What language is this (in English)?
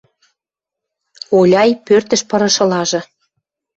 Western Mari